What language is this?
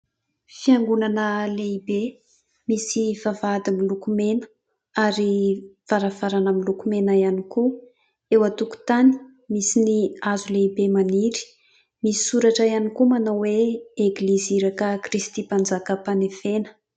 Malagasy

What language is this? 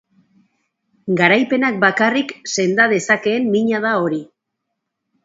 Basque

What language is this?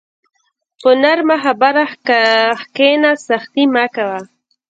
Pashto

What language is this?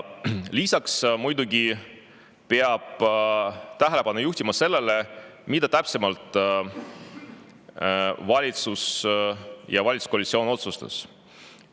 Estonian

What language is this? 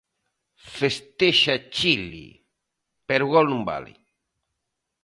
Galician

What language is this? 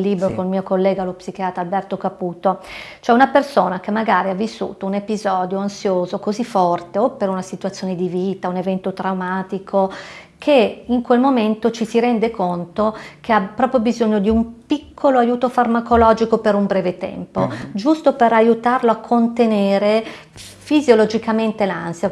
Italian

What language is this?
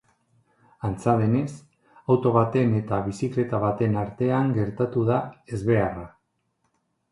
Basque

